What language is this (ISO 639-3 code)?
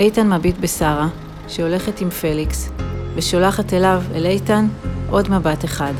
heb